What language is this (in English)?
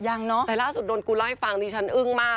Thai